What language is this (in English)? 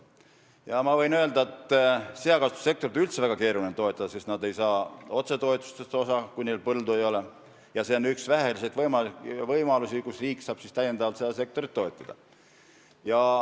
Estonian